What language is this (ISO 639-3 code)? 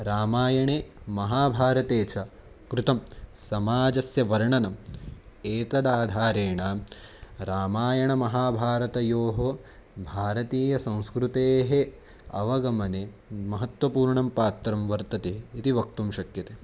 san